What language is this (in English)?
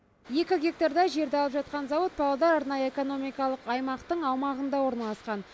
Kazakh